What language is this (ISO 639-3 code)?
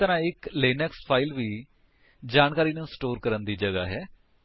pan